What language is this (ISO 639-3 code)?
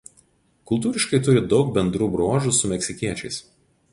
lit